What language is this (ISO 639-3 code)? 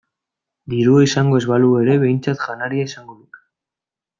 eus